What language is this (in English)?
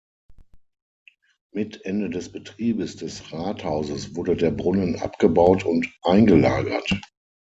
German